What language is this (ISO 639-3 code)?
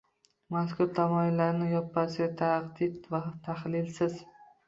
uzb